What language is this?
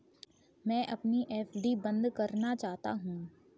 Hindi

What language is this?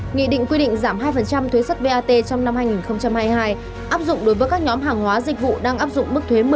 Vietnamese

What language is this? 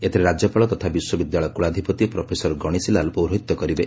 Odia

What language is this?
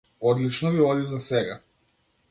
Macedonian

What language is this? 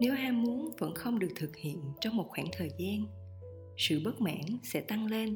Vietnamese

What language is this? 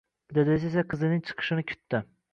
Uzbek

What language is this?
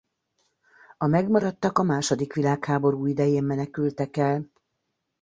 Hungarian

